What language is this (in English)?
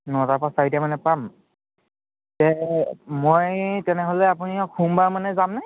Assamese